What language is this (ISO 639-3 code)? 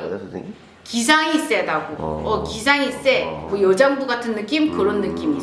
kor